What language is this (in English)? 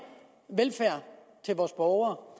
Danish